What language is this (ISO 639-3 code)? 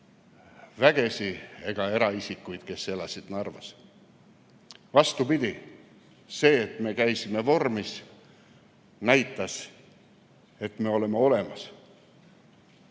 est